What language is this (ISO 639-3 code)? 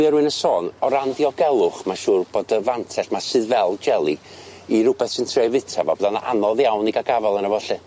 cym